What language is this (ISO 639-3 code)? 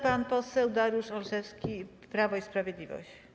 pol